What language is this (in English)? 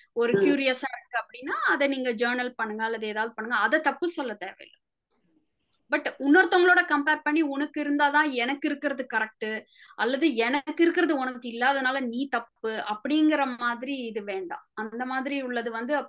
Tamil